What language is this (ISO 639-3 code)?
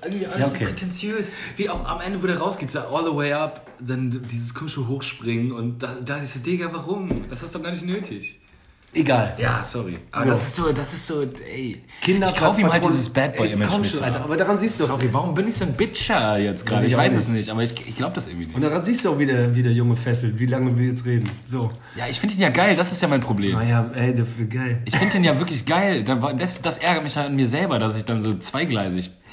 deu